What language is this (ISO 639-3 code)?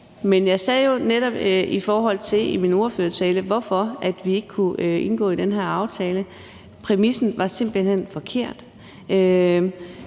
dan